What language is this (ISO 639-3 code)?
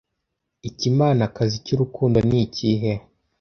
kin